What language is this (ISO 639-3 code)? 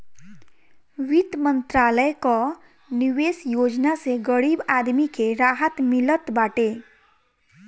bho